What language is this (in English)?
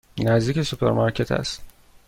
Persian